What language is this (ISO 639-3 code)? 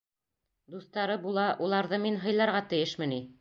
bak